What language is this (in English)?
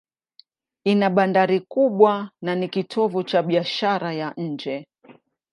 Swahili